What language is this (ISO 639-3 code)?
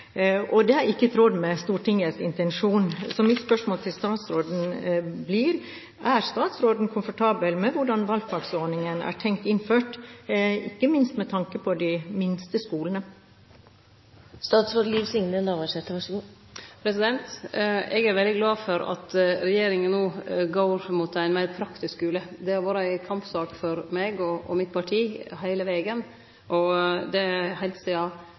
nor